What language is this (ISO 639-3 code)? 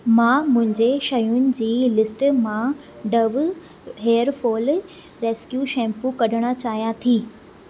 snd